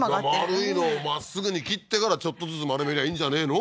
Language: Japanese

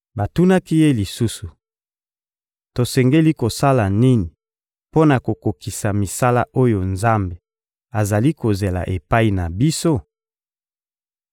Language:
Lingala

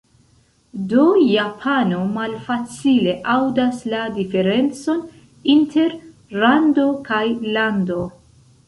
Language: Esperanto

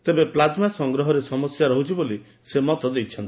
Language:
Odia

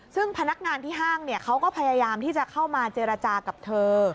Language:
Thai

